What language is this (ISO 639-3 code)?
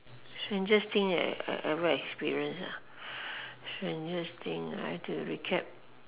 eng